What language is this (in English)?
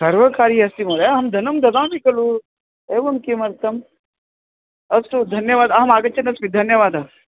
Sanskrit